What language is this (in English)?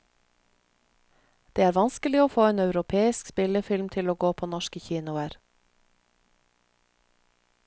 Norwegian